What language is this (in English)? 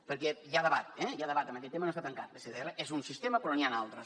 Catalan